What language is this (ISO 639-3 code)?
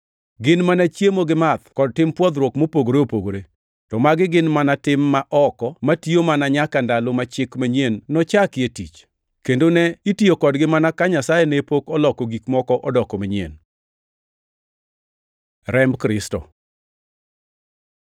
luo